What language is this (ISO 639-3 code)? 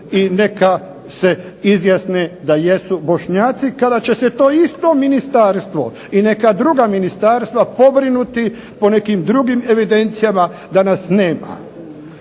hrv